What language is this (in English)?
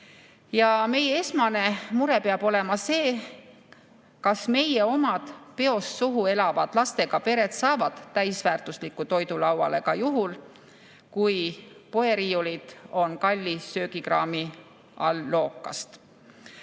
Estonian